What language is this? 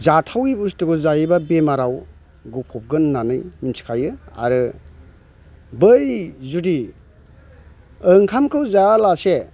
Bodo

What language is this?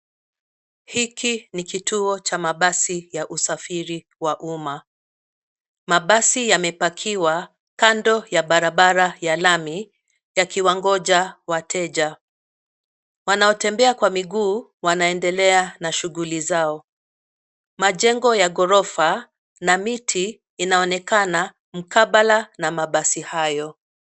Swahili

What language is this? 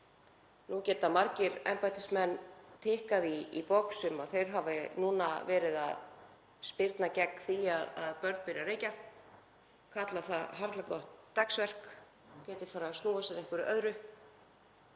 Icelandic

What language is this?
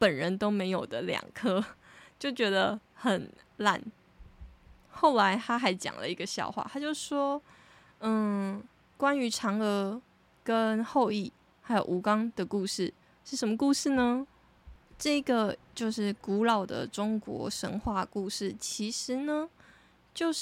Chinese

